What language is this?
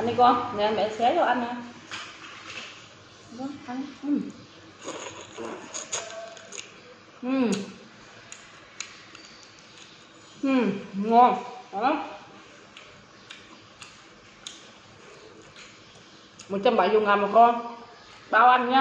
Vietnamese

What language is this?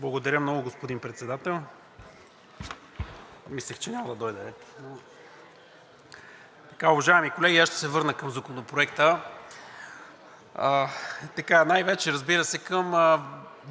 Bulgarian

